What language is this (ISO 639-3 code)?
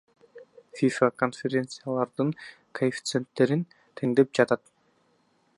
kir